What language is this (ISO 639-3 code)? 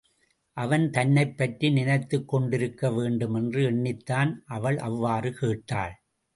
tam